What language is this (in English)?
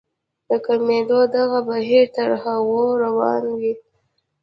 Pashto